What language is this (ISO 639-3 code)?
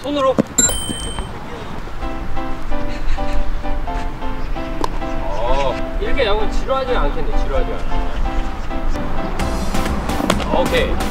kor